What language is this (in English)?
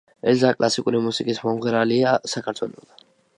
Georgian